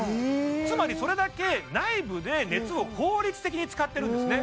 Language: Japanese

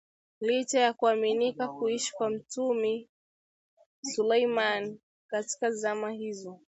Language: Swahili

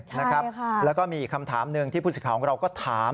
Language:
Thai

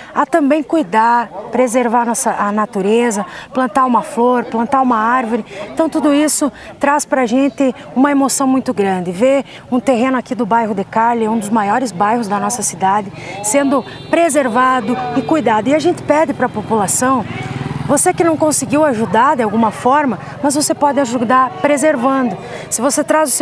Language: Portuguese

